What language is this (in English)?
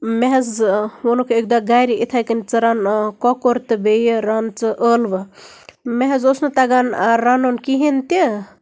Kashmiri